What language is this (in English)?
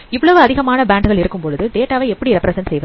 Tamil